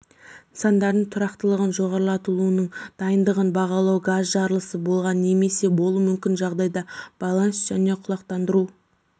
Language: Kazakh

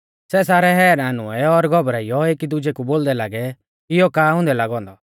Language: Mahasu Pahari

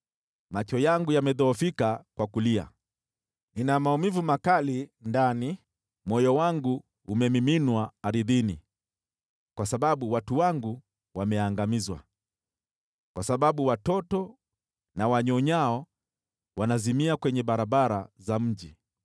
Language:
Swahili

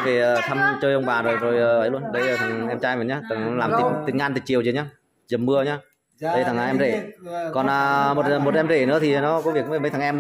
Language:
Vietnamese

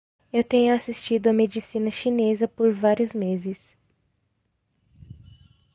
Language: Portuguese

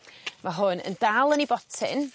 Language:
Welsh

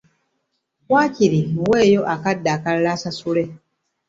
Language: Ganda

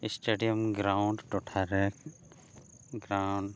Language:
Santali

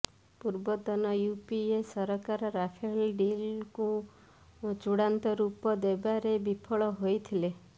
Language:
Odia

